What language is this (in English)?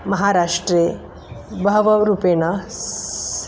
Sanskrit